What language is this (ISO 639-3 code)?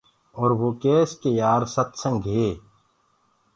ggg